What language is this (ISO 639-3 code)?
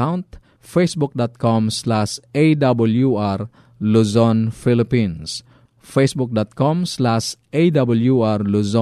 fil